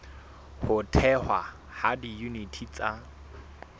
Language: Southern Sotho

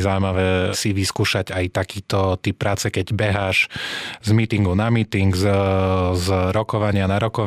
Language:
Slovak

